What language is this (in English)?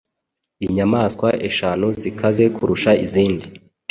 Kinyarwanda